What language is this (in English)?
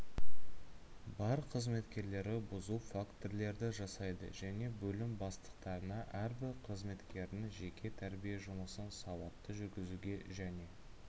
Kazakh